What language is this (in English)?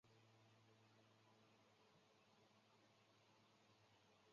Chinese